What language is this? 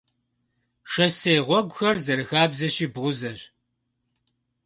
Kabardian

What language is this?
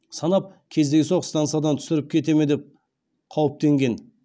Kazakh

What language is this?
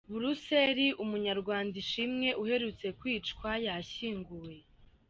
Kinyarwanda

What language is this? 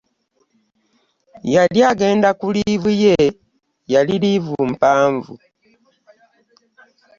Ganda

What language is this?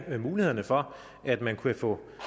Danish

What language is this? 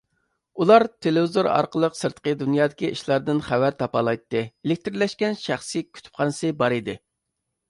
Uyghur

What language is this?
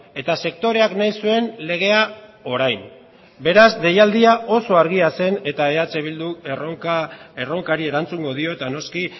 Basque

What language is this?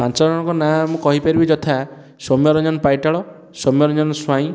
Odia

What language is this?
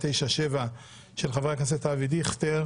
Hebrew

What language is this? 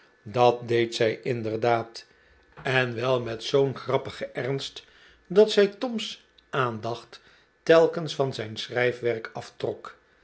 Dutch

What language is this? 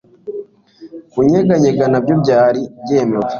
Kinyarwanda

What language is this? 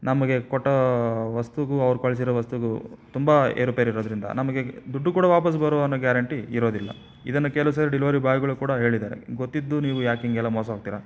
Kannada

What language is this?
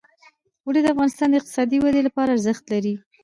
Pashto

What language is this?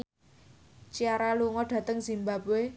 Javanese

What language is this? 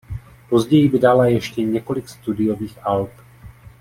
Czech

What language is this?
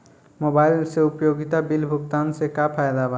Bhojpuri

